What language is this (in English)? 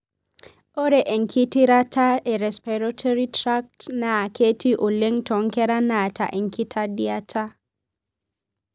Masai